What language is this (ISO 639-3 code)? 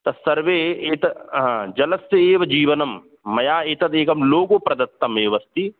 san